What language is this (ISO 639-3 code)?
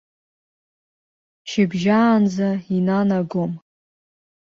abk